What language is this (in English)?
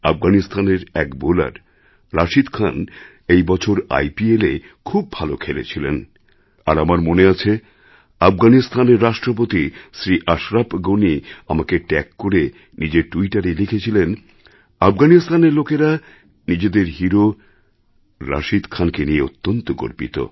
Bangla